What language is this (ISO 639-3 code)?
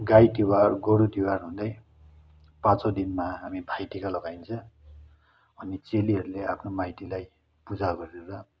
nep